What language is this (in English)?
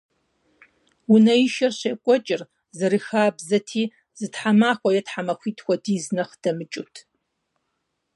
Kabardian